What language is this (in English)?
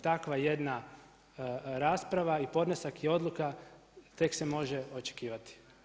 Croatian